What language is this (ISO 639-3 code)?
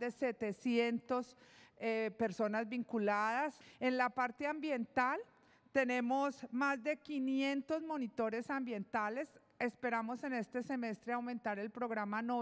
spa